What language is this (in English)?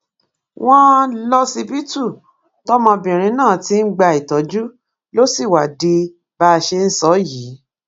Yoruba